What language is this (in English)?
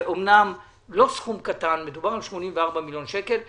Hebrew